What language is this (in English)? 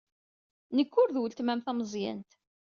Kabyle